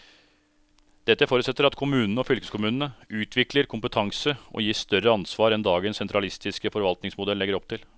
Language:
Norwegian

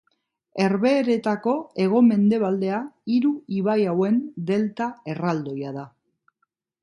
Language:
Basque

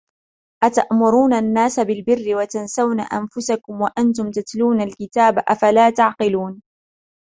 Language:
Arabic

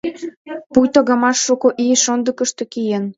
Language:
Mari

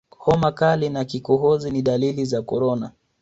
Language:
Swahili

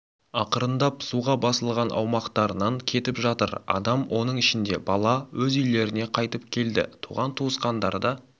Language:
Kazakh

